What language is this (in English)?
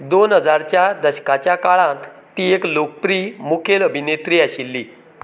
Konkani